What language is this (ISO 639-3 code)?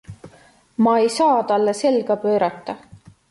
est